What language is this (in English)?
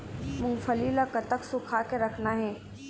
Chhattisgarhi